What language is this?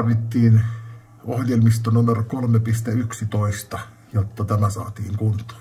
Finnish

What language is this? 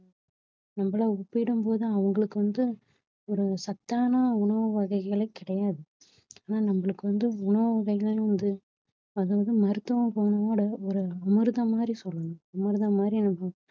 Tamil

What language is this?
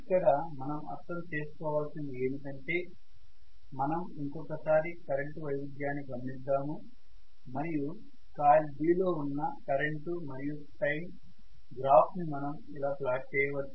Telugu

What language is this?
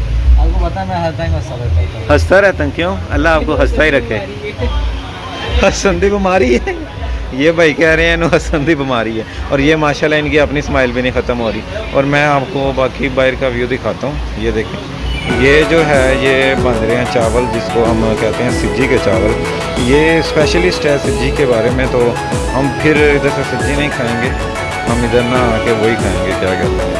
Urdu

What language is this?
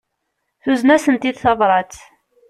Kabyle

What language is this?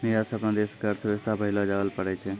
Maithili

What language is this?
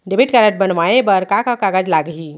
Chhattisgarhi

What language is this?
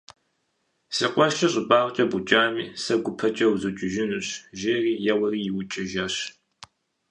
Kabardian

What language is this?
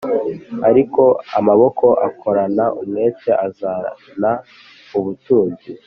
Kinyarwanda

